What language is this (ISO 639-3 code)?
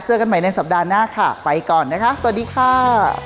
tha